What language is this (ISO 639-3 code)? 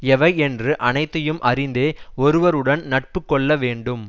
tam